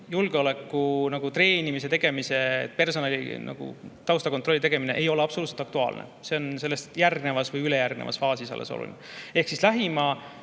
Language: Estonian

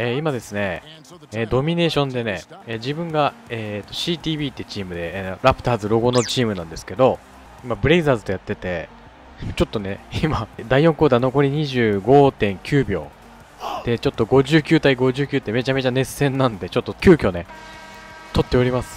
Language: Japanese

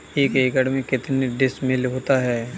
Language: Hindi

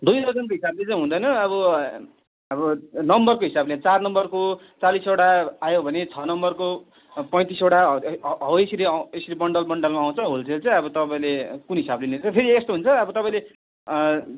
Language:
Nepali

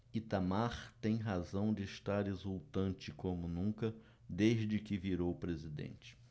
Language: Portuguese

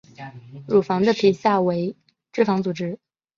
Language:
Chinese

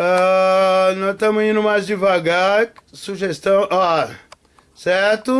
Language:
Portuguese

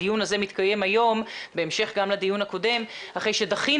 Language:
Hebrew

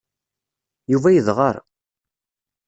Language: Kabyle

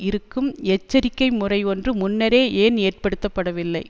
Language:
Tamil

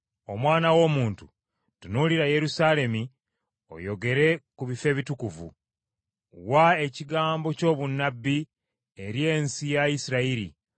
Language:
Ganda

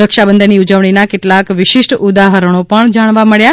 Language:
Gujarati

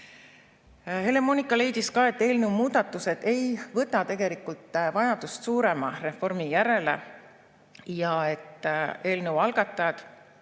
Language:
Estonian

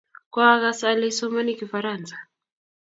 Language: Kalenjin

